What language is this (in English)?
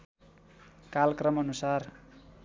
Nepali